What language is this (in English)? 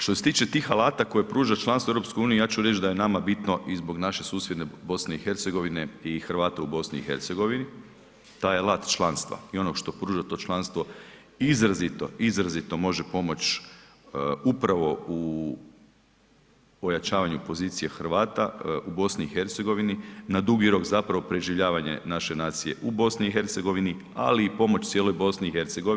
Croatian